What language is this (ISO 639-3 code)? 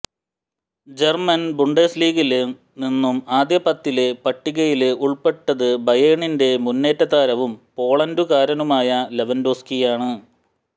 mal